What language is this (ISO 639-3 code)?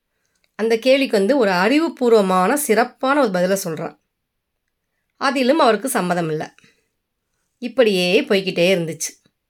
tam